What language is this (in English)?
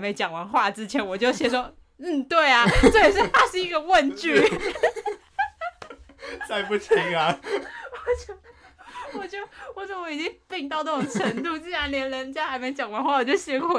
Chinese